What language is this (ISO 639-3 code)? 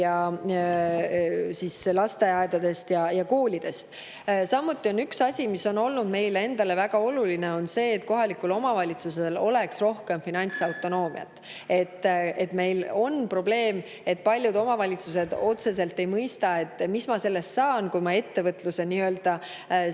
est